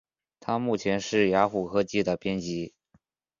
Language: Chinese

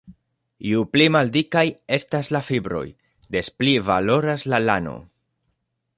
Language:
Esperanto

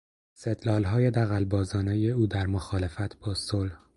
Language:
Persian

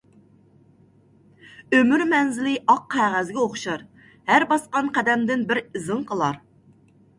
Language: Uyghur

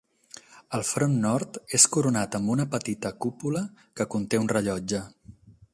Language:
Catalan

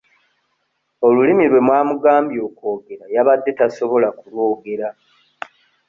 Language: Ganda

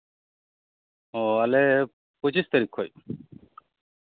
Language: Santali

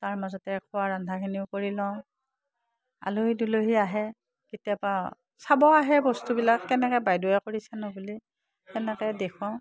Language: Assamese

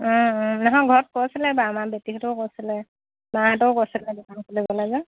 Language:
Assamese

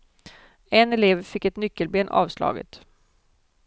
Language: Swedish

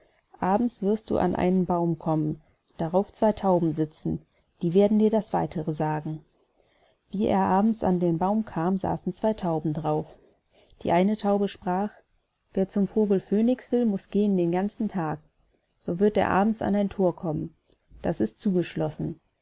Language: German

